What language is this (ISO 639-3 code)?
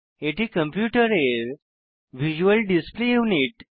ben